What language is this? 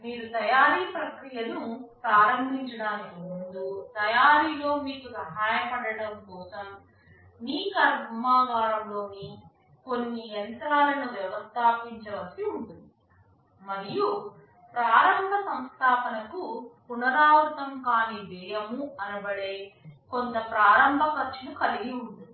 Telugu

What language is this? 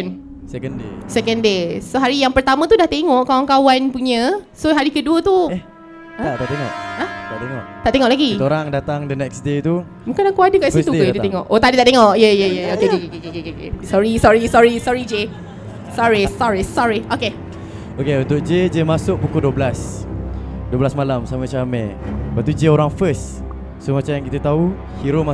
Malay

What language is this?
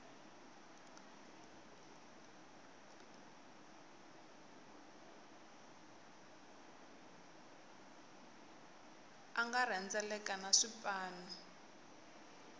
Tsonga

